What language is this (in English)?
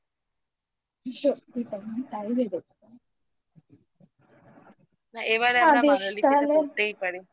Bangla